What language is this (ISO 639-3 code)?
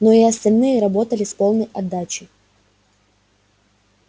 rus